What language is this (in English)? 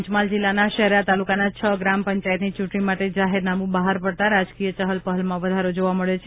Gujarati